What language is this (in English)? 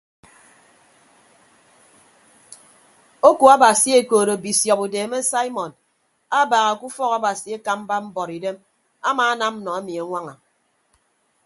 Ibibio